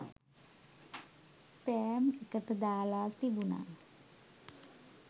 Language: Sinhala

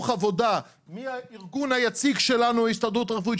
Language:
Hebrew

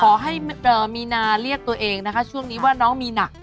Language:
Thai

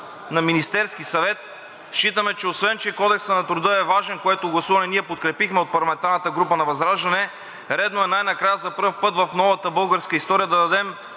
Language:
Bulgarian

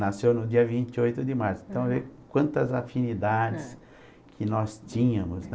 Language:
Portuguese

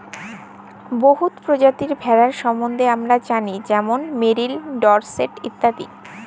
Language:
Bangla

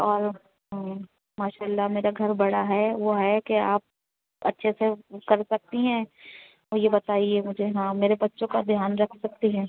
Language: Urdu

